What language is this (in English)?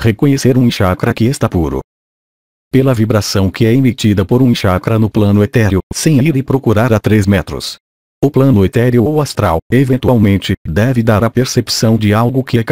Portuguese